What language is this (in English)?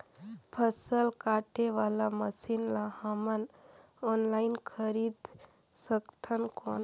Chhattisgarhi